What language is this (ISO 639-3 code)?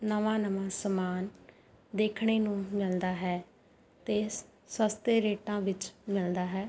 pan